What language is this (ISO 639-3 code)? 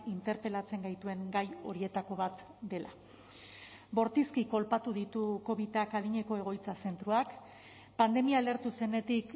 eus